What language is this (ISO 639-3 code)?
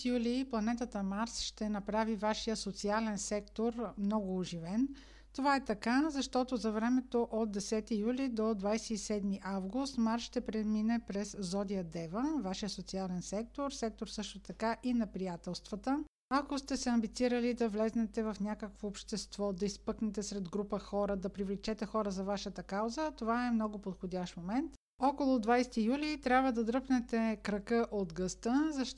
bul